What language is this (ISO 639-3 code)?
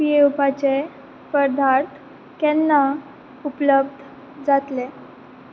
kok